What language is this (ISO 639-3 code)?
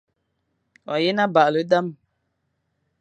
fan